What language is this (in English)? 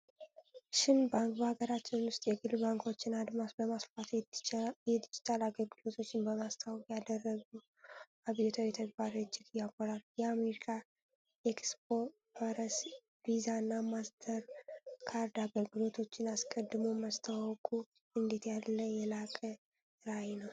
Amharic